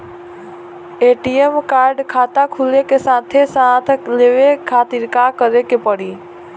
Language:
Bhojpuri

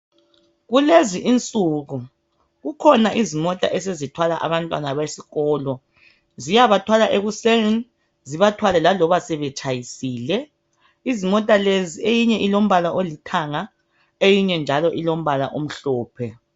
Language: North Ndebele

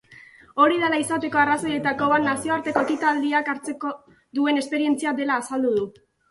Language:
Basque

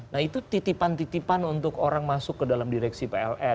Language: Indonesian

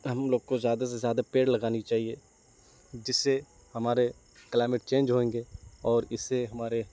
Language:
Urdu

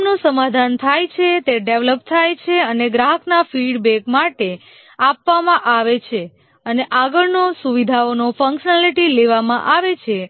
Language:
Gujarati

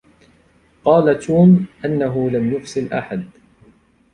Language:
Arabic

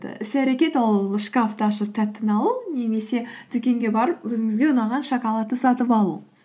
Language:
Kazakh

